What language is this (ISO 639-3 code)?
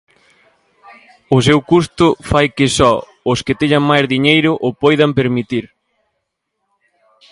glg